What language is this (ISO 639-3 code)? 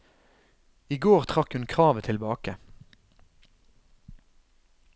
nor